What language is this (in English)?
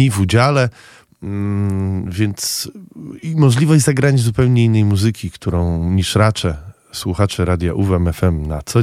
Polish